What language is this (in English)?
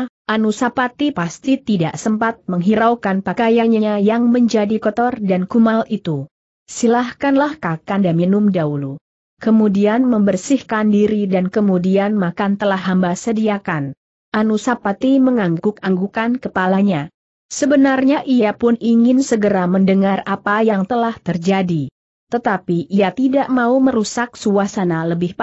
Indonesian